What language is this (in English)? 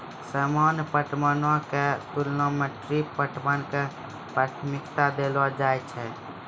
Maithili